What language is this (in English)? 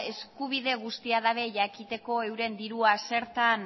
Basque